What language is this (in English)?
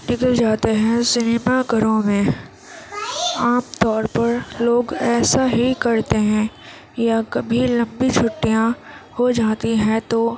Urdu